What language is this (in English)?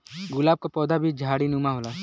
Bhojpuri